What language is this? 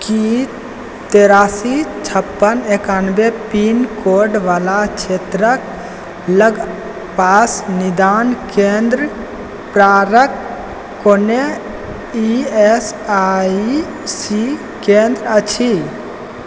Maithili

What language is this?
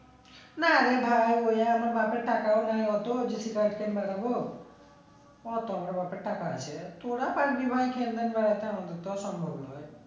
Bangla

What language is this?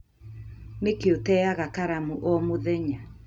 Kikuyu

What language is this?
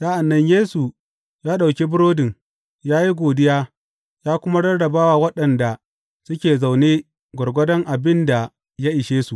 Hausa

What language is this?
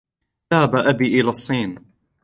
Arabic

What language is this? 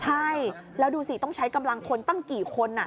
Thai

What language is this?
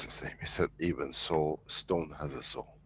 English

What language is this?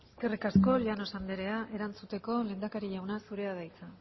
Basque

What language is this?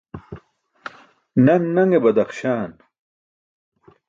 Burushaski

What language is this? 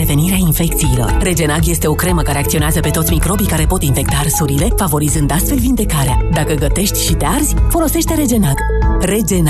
Romanian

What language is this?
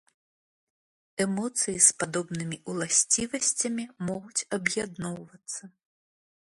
Belarusian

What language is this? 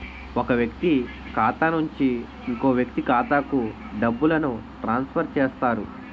Telugu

